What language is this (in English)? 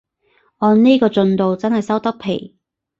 Cantonese